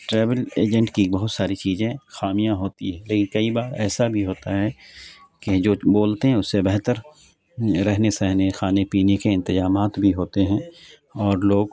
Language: Urdu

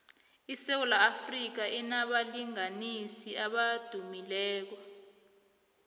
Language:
South Ndebele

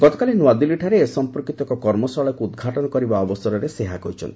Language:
Odia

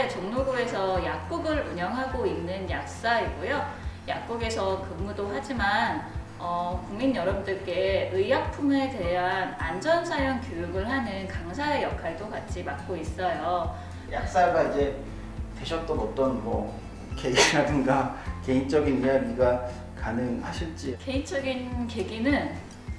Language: Korean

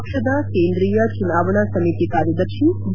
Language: Kannada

